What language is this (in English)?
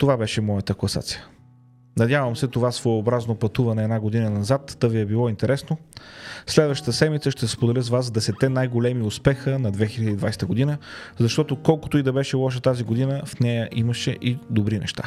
Bulgarian